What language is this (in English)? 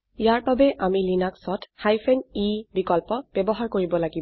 Assamese